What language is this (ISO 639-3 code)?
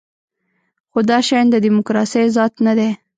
pus